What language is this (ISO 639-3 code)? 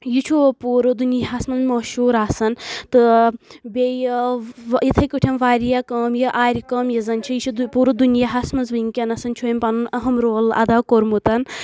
kas